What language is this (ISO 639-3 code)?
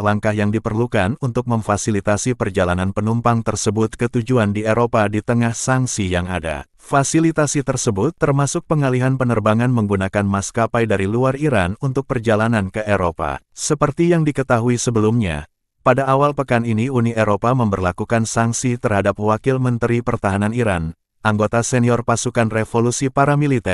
ind